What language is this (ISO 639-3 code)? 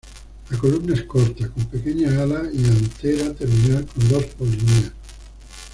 spa